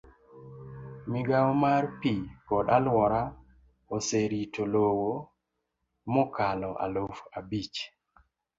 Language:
Luo (Kenya and Tanzania)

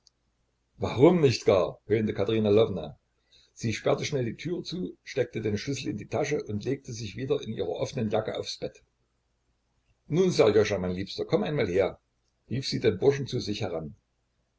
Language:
German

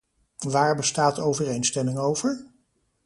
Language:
Dutch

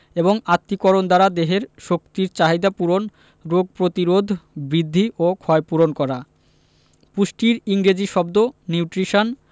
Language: Bangla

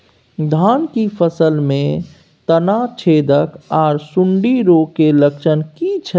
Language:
Maithili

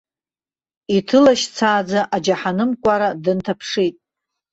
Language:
Abkhazian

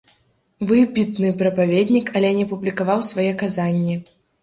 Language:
Belarusian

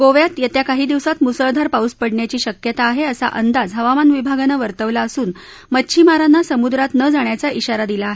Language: Marathi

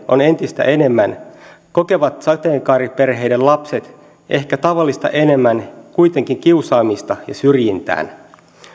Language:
Finnish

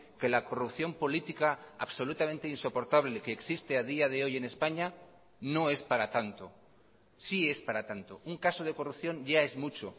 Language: Spanish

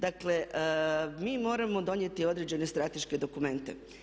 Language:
Croatian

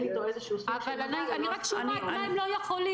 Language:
Hebrew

